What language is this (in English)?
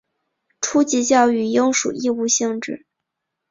Chinese